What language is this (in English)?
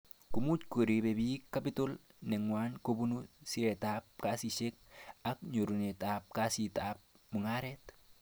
Kalenjin